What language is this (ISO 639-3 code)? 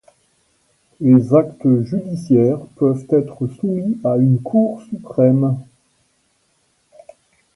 fra